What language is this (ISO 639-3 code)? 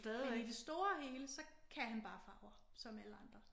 dan